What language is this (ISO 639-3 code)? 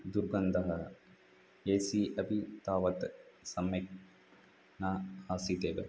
san